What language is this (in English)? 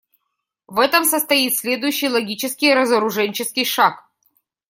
Russian